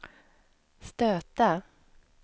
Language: Swedish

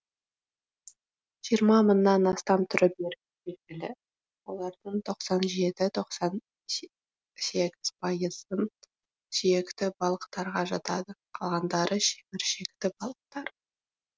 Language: Kazakh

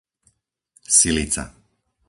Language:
Slovak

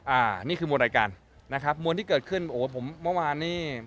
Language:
Thai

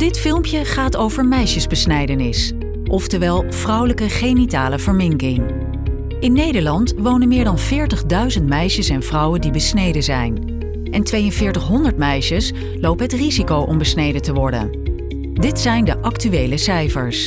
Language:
Dutch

